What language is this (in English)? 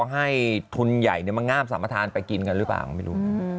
Thai